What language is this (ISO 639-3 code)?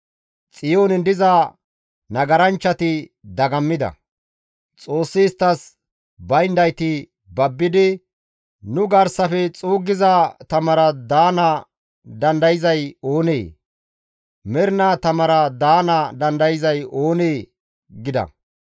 gmv